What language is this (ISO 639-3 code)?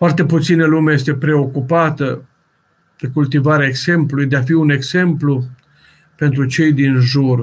ron